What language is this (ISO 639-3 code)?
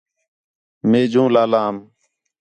xhe